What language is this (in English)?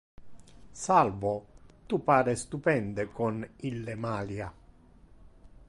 Interlingua